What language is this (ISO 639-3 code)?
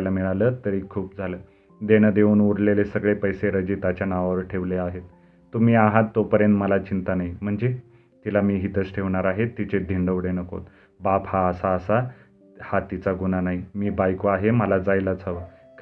mar